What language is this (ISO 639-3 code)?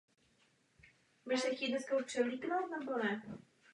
ces